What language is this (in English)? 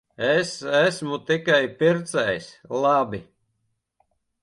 Latvian